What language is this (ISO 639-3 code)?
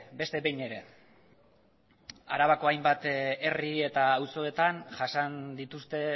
eus